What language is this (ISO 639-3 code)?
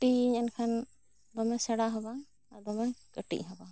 sat